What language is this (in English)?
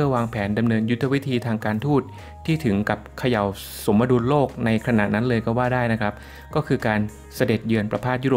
Thai